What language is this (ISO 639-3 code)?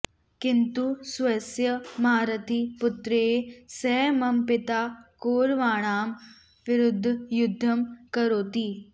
san